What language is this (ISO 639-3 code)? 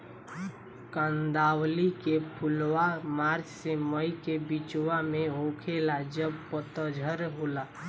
bho